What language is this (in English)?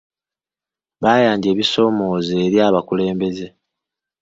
Ganda